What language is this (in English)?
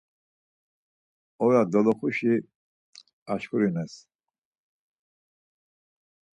Laz